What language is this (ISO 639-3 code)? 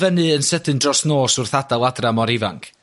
cym